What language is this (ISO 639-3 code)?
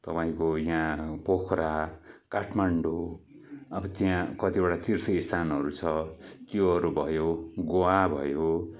nep